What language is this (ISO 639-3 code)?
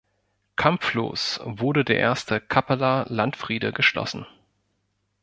deu